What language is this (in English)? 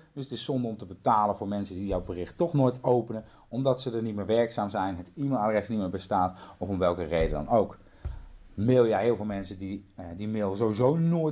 Dutch